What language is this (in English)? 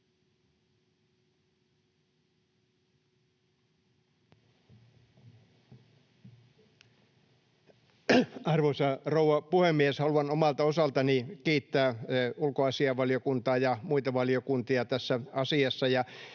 Finnish